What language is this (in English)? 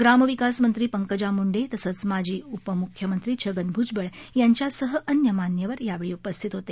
Marathi